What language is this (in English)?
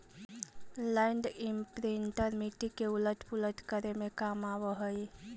Magahi